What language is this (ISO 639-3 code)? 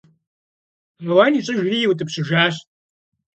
kbd